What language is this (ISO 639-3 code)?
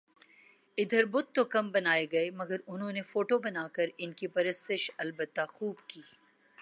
urd